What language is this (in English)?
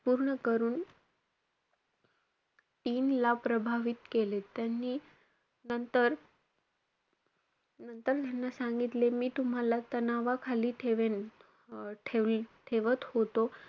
Marathi